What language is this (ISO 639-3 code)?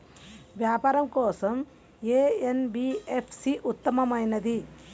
tel